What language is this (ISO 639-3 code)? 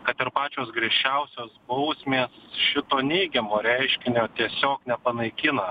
lit